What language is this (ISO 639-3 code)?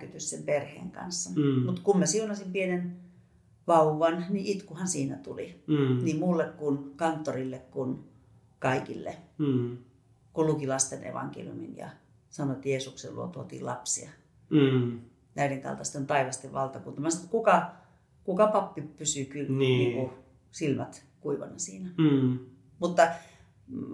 fin